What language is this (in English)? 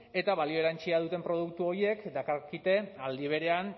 Basque